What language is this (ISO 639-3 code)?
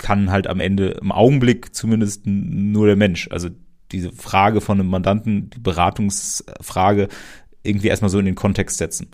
deu